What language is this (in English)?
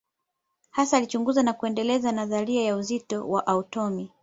Swahili